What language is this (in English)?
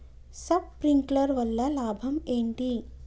Telugu